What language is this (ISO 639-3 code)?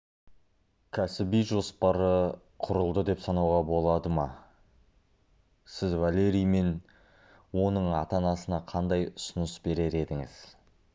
kaz